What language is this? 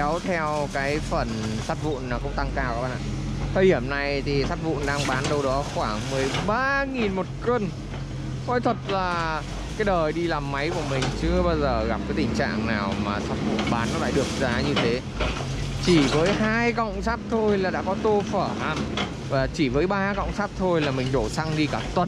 Vietnamese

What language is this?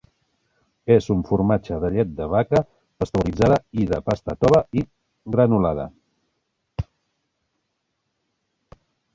Catalan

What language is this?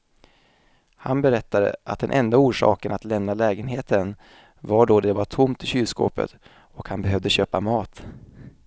Swedish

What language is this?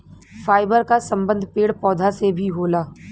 Bhojpuri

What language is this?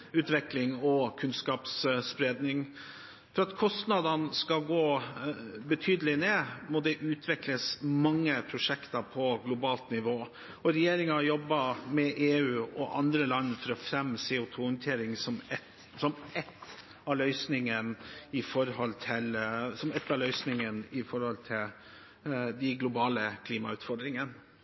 Norwegian Bokmål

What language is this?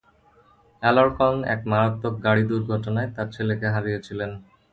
Bangla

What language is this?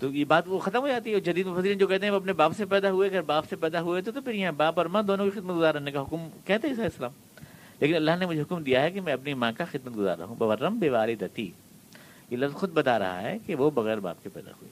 Urdu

